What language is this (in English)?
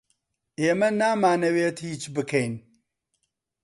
Central Kurdish